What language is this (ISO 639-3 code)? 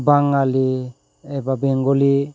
brx